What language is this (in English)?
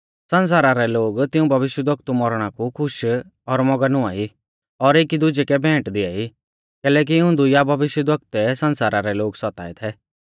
Mahasu Pahari